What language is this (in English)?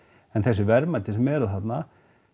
Icelandic